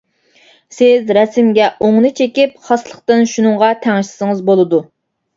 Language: Uyghur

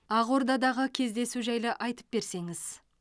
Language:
Kazakh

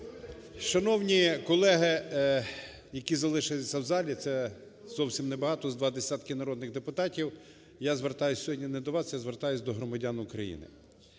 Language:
Ukrainian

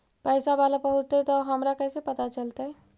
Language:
Magahi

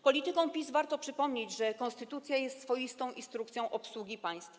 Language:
Polish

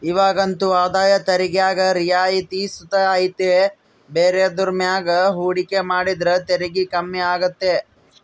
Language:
Kannada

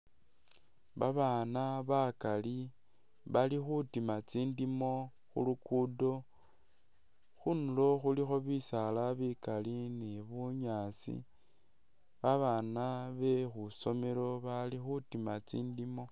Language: Masaaba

